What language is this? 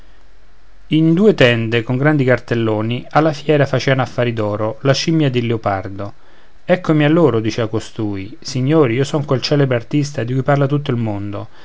Italian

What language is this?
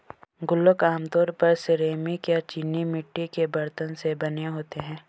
Hindi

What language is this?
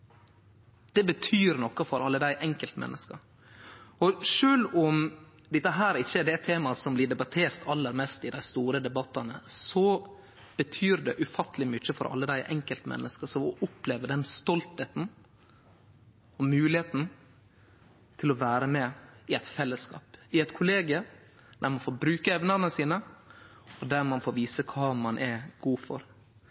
Norwegian Nynorsk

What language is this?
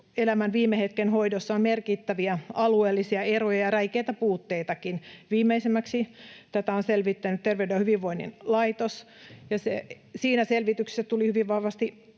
Finnish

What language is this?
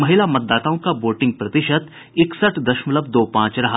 Hindi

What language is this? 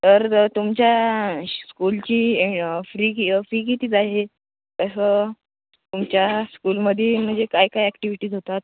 Marathi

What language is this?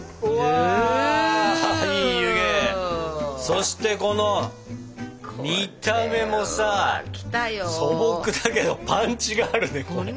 Japanese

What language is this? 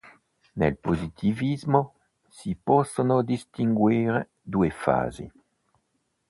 Italian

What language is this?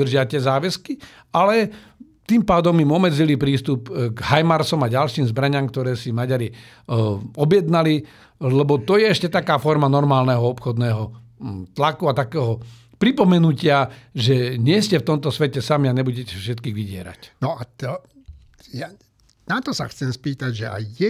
Slovak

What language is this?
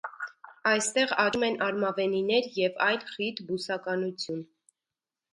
Armenian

